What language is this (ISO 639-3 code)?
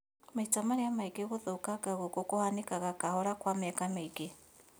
kik